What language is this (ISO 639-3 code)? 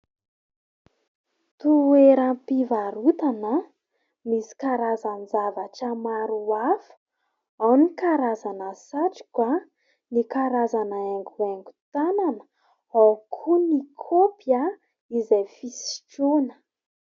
mlg